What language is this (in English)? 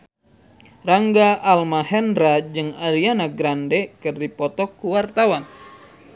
Sundanese